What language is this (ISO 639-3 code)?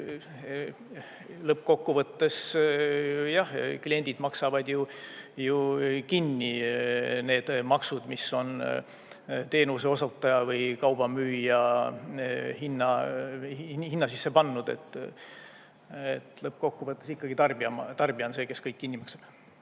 est